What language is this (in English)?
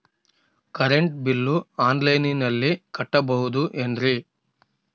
Kannada